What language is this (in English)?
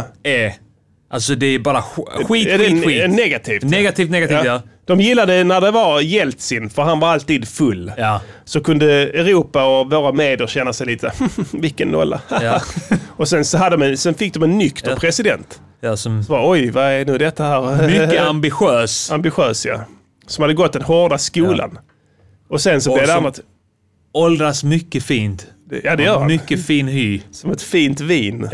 Swedish